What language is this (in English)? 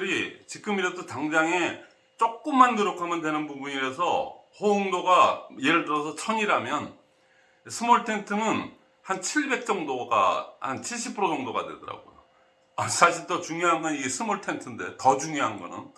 Korean